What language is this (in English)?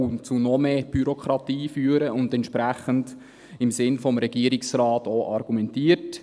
Swiss German